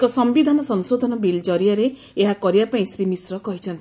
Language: Odia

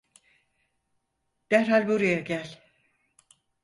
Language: Turkish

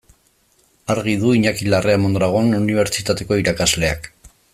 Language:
Basque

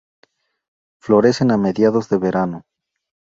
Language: Spanish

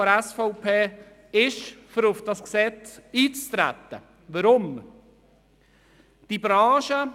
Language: Swiss German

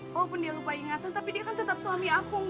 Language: Indonesian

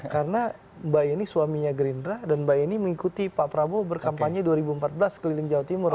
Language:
Indonesian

